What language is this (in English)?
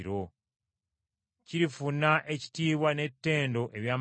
Ganda